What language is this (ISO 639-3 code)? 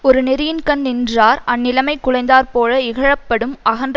tam